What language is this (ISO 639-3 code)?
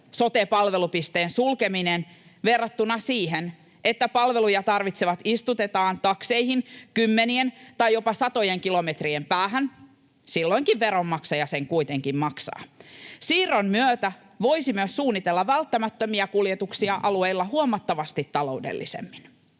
fin